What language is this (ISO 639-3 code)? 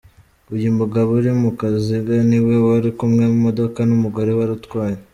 kin